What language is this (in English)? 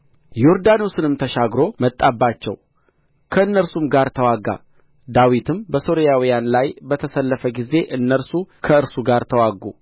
Amharic